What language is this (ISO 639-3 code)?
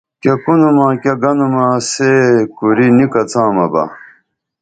dml